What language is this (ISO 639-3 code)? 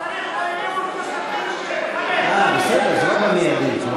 heb